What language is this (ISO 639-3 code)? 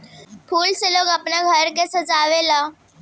bho